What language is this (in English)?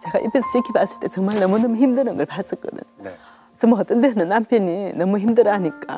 Korean